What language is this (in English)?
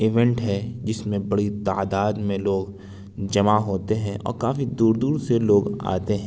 Urdu